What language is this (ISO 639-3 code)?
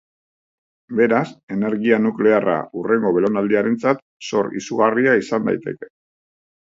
eus